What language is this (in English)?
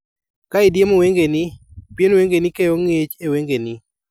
Luo (Kenya and Tanzania)